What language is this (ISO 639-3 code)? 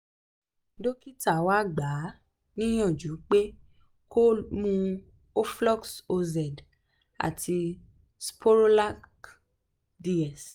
yor